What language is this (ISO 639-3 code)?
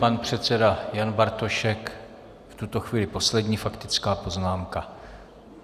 ces